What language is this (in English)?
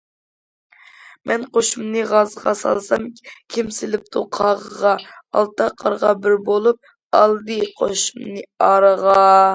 Uyghur